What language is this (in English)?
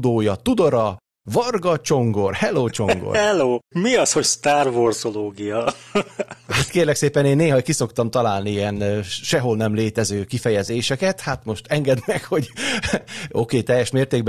Hungarian